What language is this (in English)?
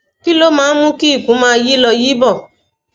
Yoruba